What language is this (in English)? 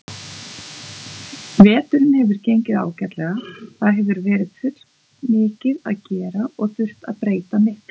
Icelandic